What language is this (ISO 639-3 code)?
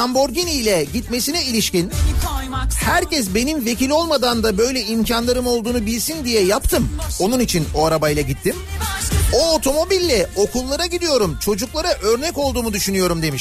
tur